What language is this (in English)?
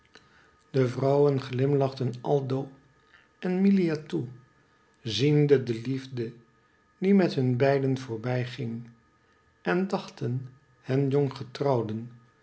Dutch